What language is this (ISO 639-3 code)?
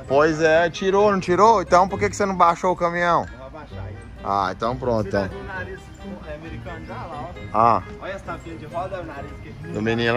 por